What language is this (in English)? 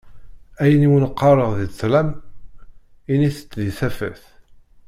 Kabyle